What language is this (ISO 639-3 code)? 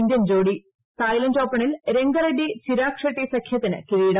mal